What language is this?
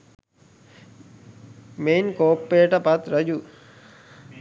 Sinhala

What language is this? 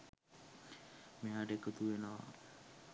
Sinhala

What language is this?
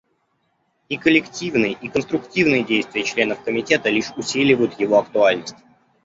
Russian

